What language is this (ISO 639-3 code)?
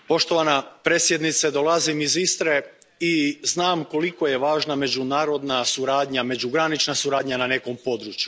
hrv